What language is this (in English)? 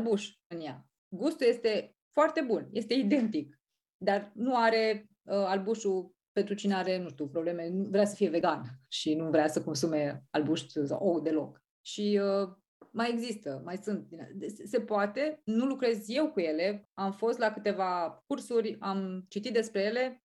Romanian